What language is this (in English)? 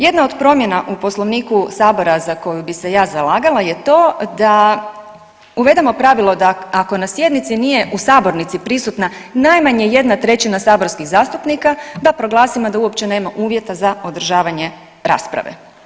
Croatian